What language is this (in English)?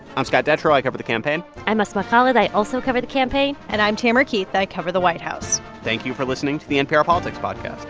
English